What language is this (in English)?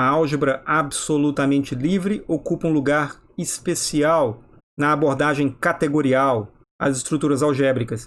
Portuguese